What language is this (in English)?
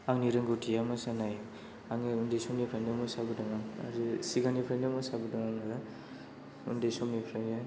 Bodo